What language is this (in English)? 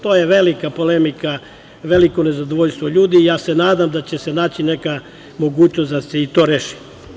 Serbian